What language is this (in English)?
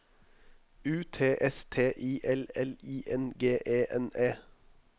Norwegian